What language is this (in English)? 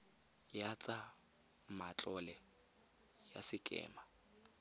Tswana